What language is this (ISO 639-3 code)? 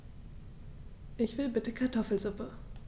deu